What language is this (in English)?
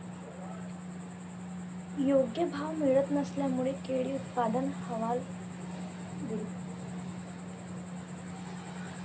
Marathi